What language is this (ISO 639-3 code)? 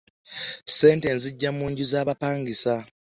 lug